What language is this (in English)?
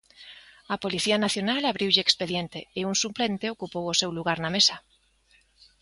Galician